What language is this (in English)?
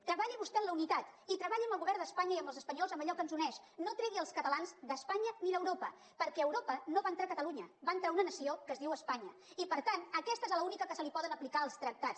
Catalan